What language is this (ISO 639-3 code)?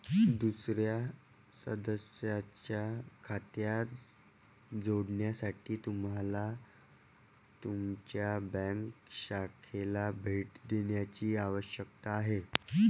mar